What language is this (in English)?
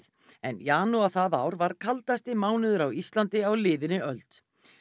Icelandic